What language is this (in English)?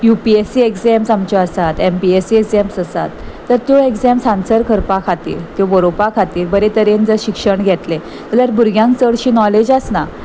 Konkani